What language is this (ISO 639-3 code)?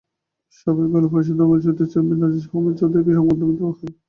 ben